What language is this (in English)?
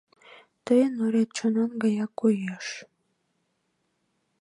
Mari